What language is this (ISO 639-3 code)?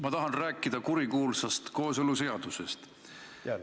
est